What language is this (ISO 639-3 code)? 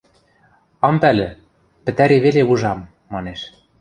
mrj